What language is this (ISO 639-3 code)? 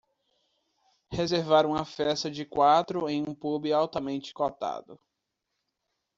por